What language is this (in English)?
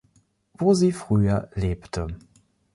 German